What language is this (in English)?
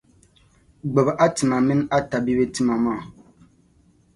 Dagbani